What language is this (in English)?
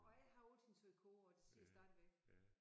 Danish